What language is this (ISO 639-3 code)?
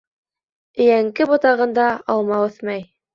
bak